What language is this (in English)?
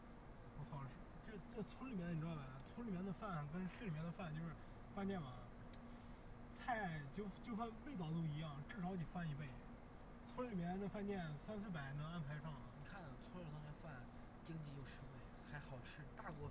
Chinese